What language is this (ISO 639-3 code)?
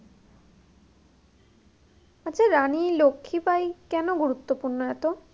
ben